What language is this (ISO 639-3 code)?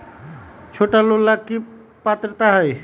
mag